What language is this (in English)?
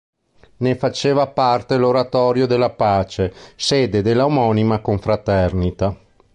Italian